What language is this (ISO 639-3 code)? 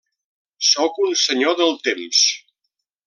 cat